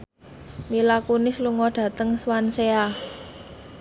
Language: Javanese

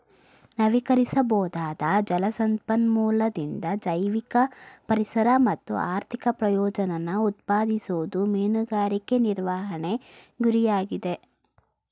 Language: Kannada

